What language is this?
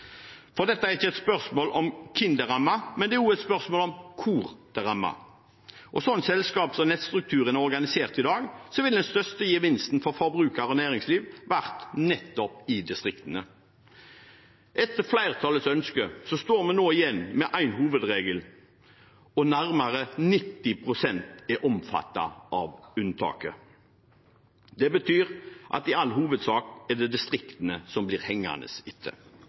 Norwegian Bokmål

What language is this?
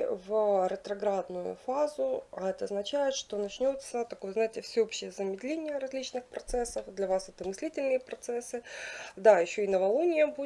Russian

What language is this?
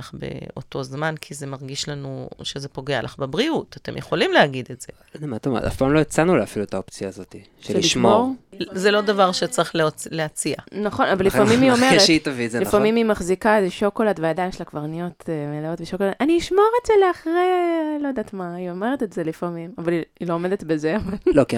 Hebrew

